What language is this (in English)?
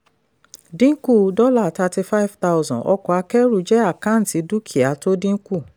Yoruba